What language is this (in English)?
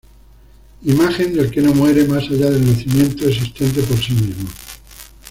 Spanish